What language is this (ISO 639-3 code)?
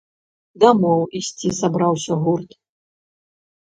bel